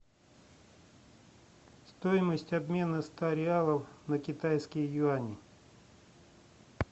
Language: Russian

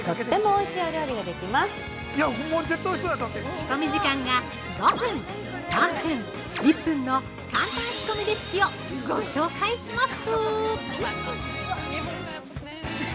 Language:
Japanese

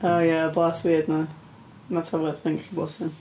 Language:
Welsh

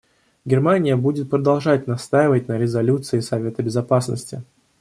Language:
Russian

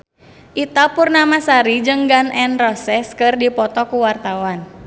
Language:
Sundanese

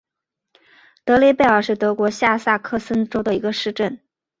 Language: Chinese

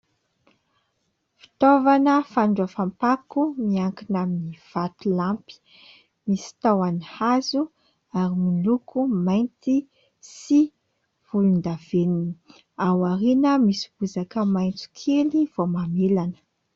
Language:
Malagasy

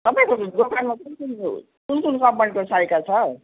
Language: Nepali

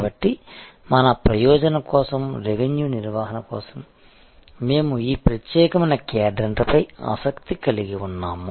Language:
Telugu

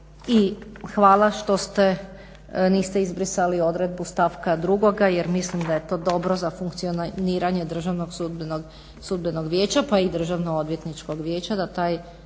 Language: Croatian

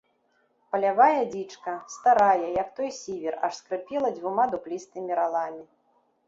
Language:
Belarusian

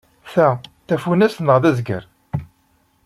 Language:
Kabyle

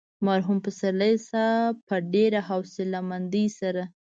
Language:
Pashto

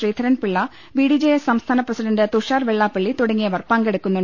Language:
Malayalam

